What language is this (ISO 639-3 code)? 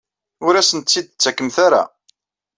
kab